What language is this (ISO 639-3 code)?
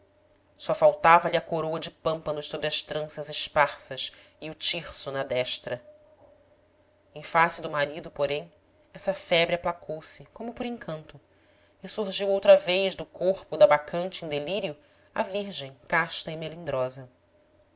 por